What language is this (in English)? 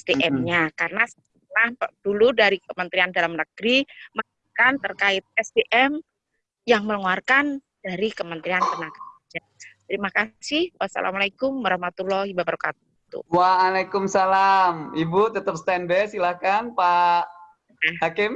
Indonesian